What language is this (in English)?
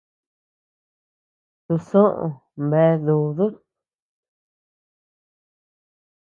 Tepeuxila Cuicatec